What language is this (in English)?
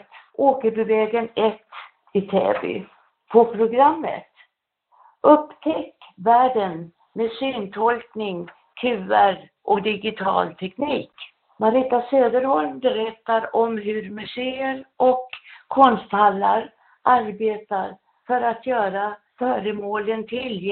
Swedish